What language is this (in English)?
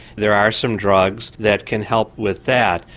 English